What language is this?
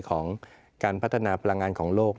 Thai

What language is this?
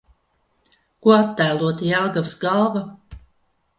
Latvian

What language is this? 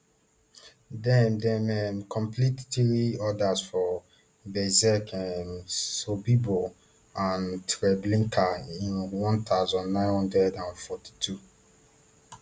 Nigerian Pidgin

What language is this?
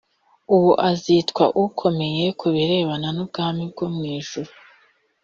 Kinyarwanda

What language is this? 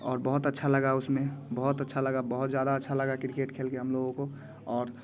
Hindi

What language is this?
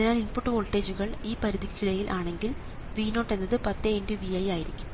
Malayalam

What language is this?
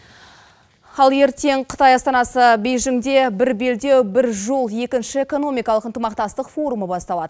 Kazakh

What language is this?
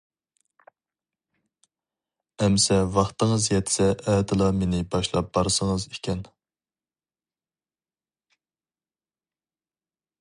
Uyghur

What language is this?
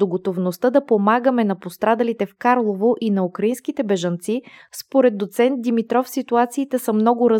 Bulgarian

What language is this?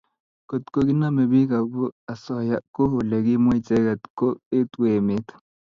Kalenjin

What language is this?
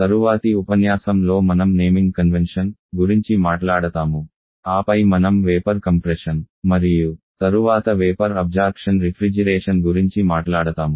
Telugu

